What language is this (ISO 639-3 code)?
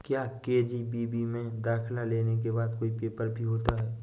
hin